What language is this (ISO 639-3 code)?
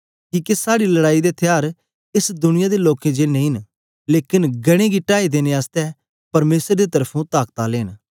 doi